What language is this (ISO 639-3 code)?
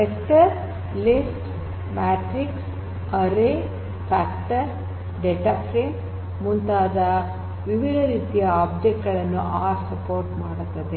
kan